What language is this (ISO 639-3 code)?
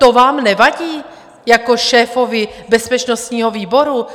ces